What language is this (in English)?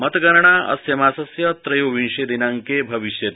Sanskrit